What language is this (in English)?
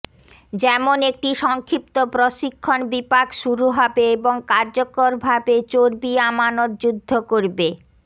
Bangla